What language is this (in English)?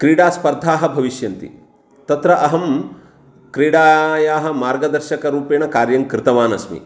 Sanskrit